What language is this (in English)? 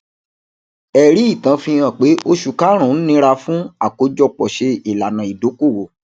Yoruba